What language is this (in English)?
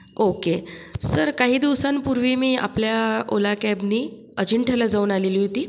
Marathi